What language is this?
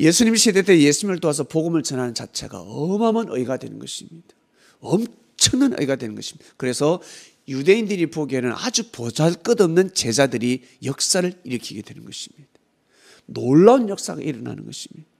Korean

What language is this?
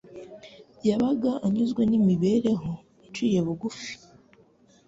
Kinyarwanda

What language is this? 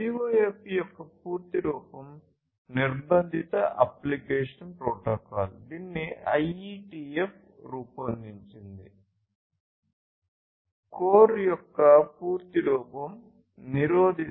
Telugu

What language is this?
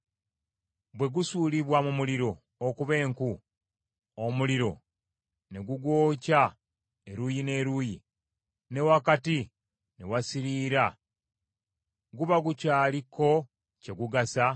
Ganda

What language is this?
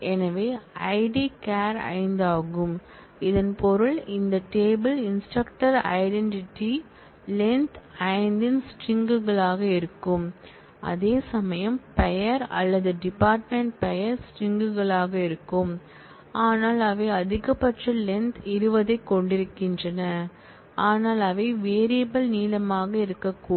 Tamil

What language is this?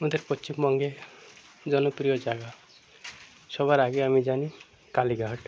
Bangla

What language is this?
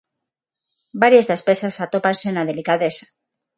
Galician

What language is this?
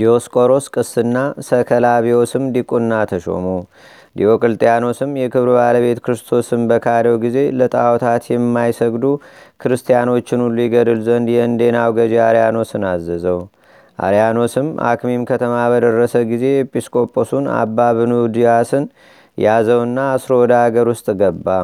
Amharic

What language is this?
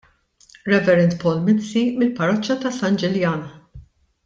Maltese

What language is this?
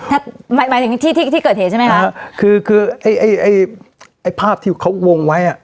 Thai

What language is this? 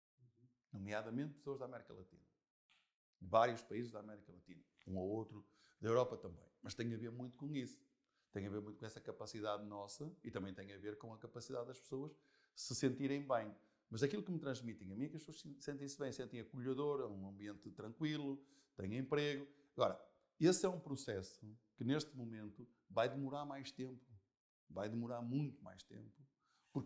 Portuguese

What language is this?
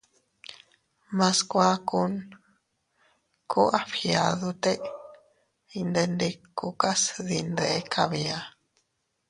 Teutila Cuicatec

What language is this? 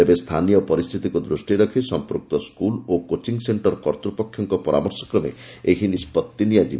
Odia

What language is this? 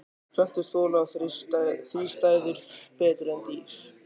Icelandic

